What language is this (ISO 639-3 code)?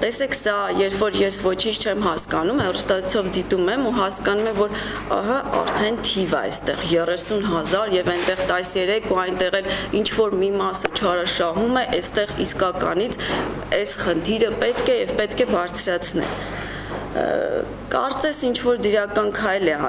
ron